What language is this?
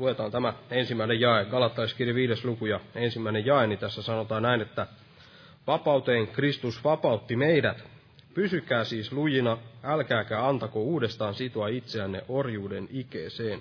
Finnish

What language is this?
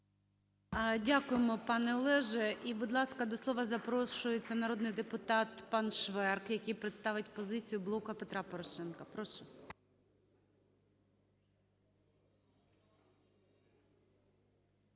Ukrainian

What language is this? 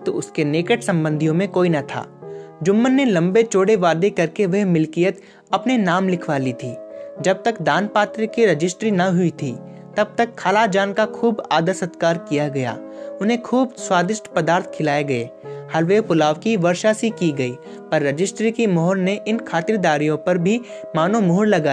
Hindi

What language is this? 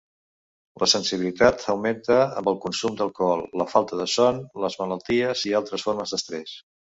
Catalan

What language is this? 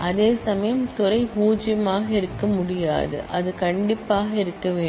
Tamil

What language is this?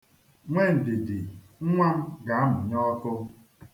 Igbo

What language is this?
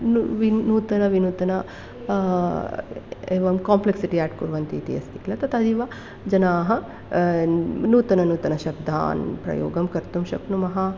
Sanskrit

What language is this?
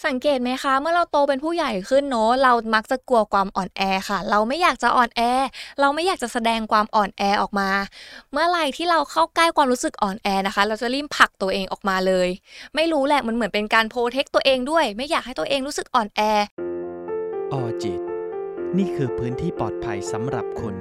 Thai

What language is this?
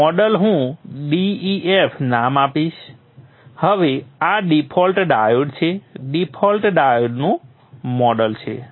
Gujarati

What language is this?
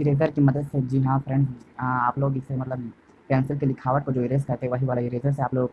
Hindi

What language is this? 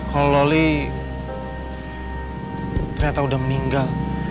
Indonesian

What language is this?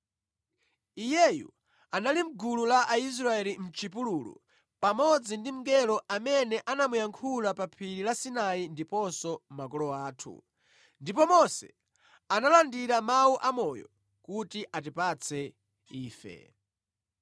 Nyanja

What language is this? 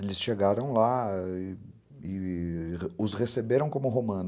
Portuguese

